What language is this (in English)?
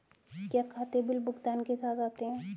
Hindi